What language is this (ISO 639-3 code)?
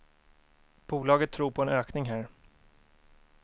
swe